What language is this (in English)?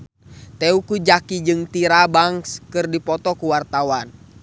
Sundanese